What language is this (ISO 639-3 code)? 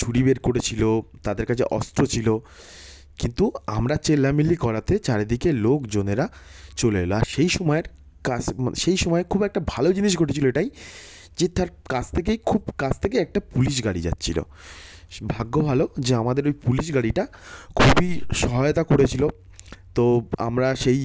ben